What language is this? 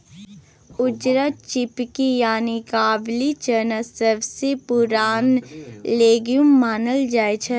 Maithili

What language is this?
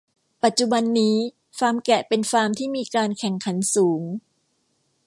Thai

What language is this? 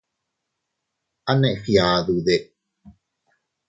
Teutila Cuicatec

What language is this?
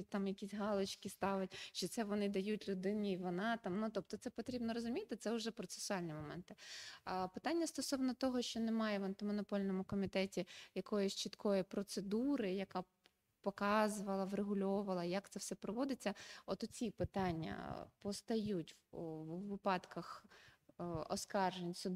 Ukrainian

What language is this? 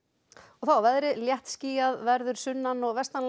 Icelandic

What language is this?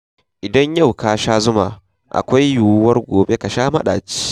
Hausa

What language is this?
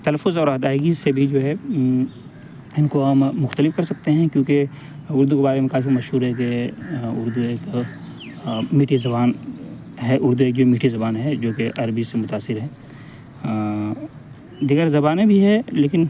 Urdu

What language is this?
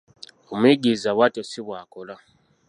Ganda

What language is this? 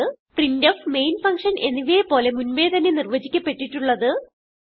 Malayalam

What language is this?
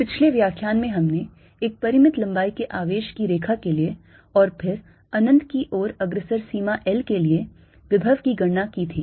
Hindi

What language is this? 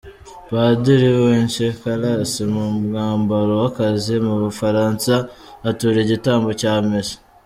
Kinyarwanda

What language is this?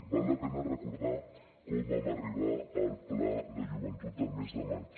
Catalan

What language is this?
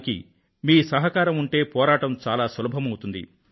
Telugu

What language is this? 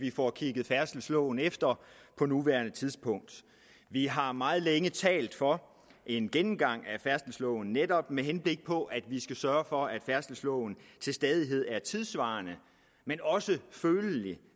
Danish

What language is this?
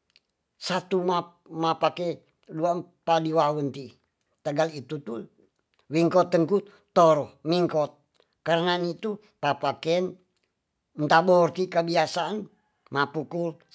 Tonsea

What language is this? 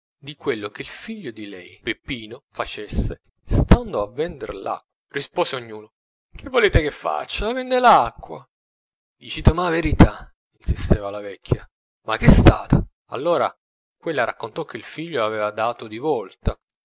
Italian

